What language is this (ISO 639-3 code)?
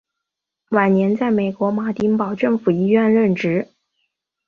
zho